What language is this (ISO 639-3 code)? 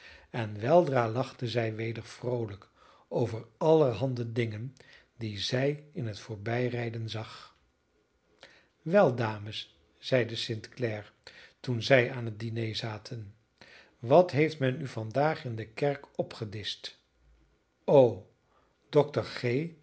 nld